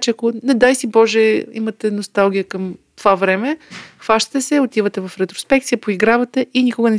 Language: Bulgarian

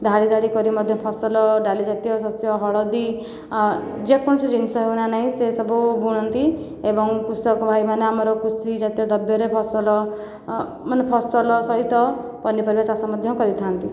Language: Odia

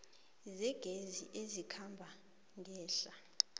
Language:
South Ndebele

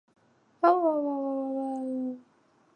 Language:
Chinese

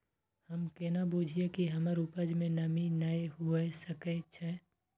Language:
Maithili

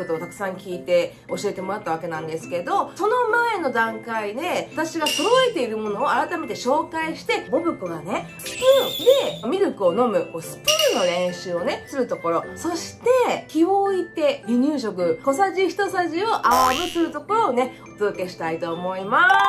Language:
Japanese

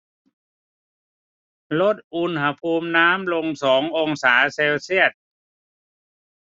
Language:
Thai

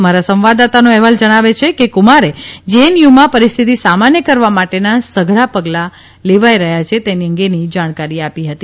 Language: Gujarati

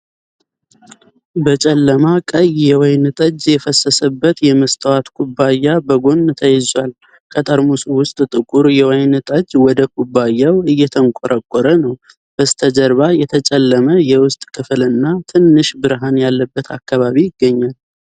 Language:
Amharic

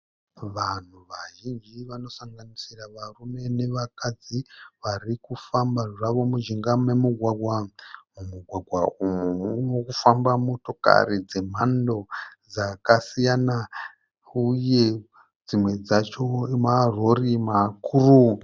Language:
Shona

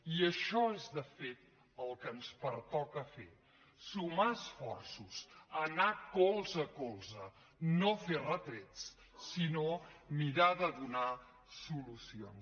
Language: Catalan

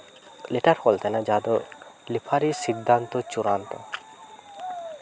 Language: Santali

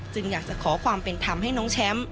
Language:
Thai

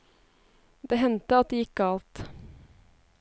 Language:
Norwegian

